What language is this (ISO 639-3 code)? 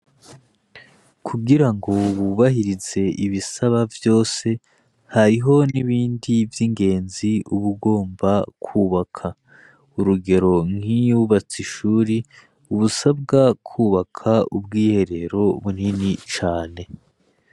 run